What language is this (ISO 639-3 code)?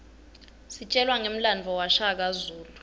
ssw